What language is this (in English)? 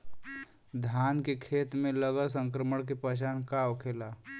Bhojpuri